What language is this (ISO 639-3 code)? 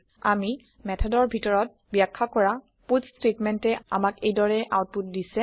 asm